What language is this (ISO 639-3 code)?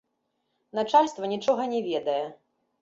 bel